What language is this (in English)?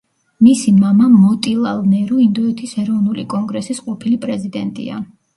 Georgian